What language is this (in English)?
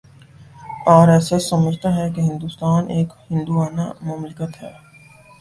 Urdu